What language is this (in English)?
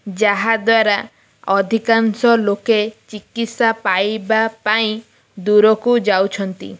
Odia